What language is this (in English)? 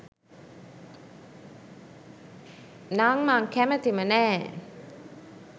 Sinhala